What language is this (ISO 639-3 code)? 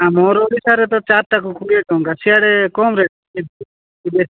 ori